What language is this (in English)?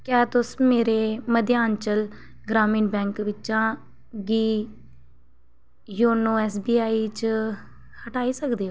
Dogri